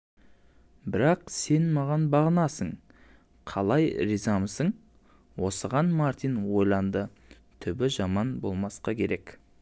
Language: Kazakh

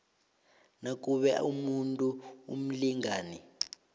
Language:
South Ndebele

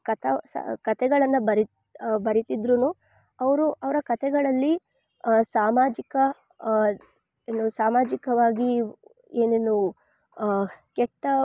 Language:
Kannada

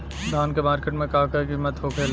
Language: Bhojpuri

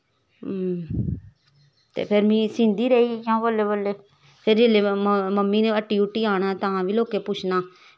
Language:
Dogri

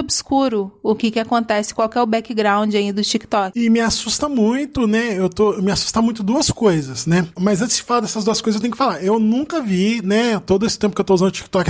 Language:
Portuguese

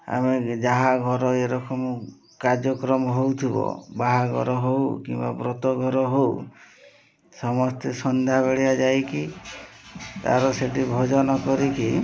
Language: Odia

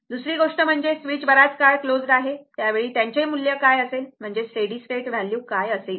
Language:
Marathi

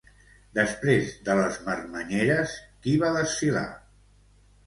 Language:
Catalan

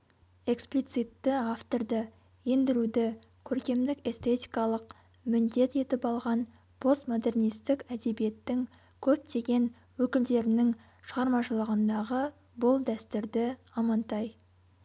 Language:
Kazakh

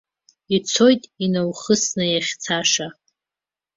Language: Abkhazian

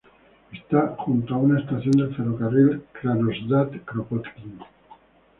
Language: Spanish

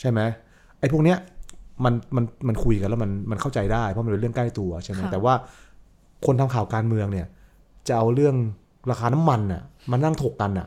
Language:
Thai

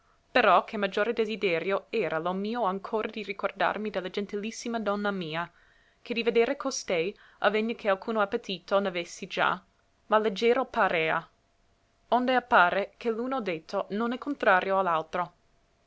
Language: Italian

